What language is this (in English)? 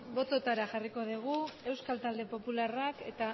Basque